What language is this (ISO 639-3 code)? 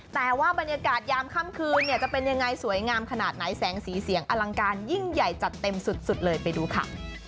tha